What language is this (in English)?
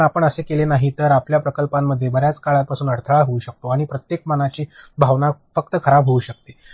Marathi